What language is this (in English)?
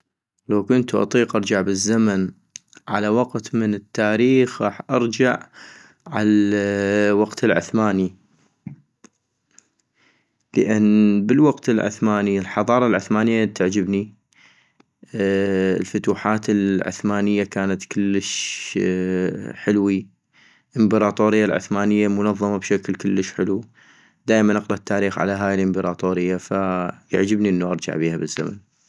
North Mesopotamian Arabic